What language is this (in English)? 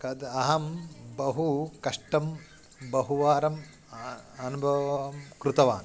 Sanskrit